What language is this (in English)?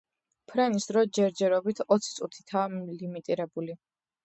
Georgian